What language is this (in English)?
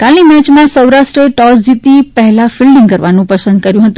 Gujarati